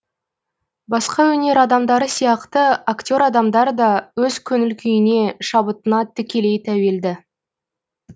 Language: Kazakh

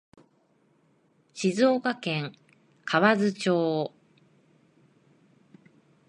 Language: Japanese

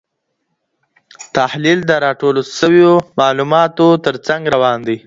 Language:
Pashto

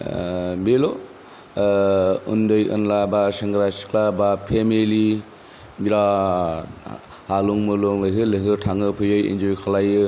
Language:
Bodo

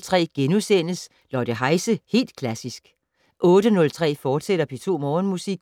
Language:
Danish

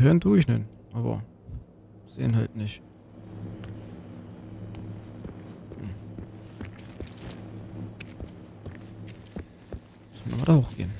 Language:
German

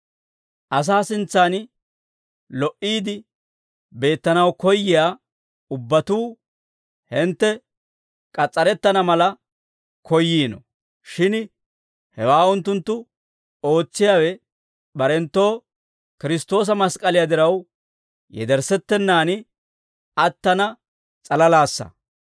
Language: Dawro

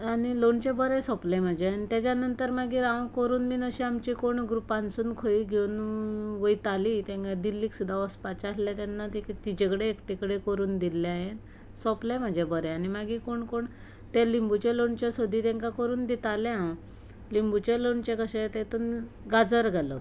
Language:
Konkani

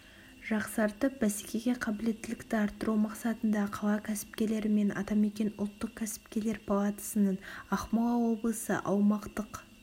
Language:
Kazakh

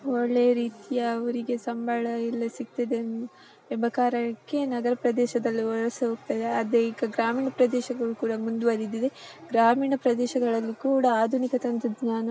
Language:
Kannada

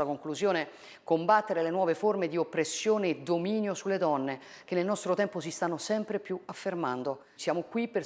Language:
Italian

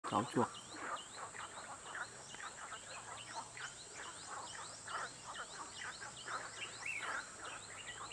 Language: Vietnamese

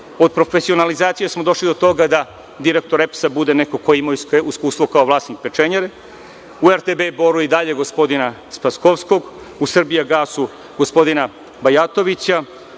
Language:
Serbian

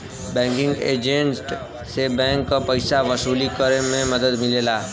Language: Bhojpuri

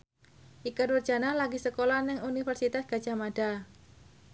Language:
Javanese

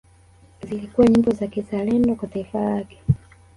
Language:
Swahili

